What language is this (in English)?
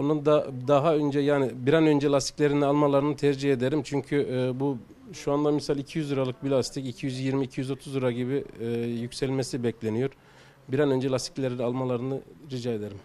Turkish